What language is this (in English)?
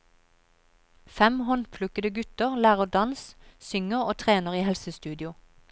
Norwegian